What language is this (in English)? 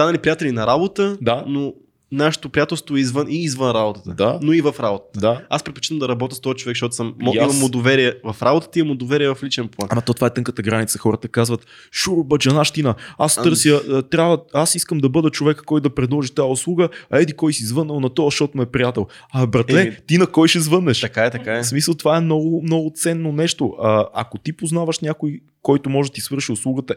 Bulgarian